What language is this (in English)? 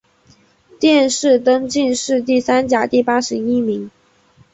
Chinese